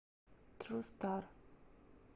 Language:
Russian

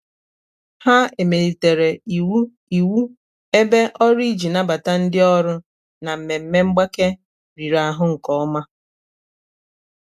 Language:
Igbo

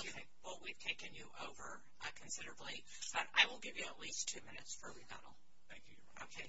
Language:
English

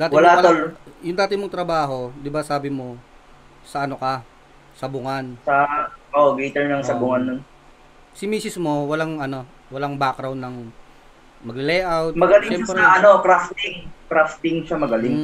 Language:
Filipino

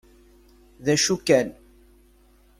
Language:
Kabyle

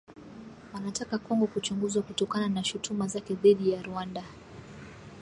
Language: Swahili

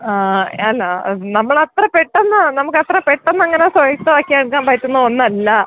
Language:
Malayalam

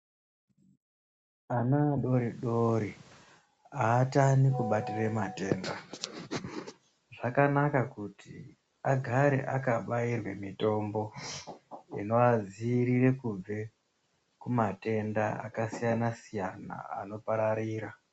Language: Ndau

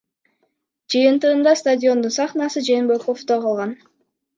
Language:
Kyrgyz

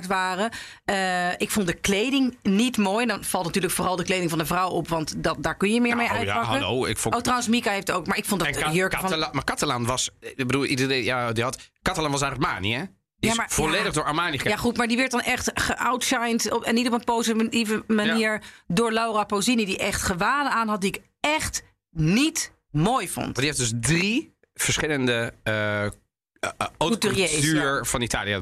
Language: Dutch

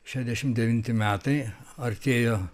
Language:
Lithuanian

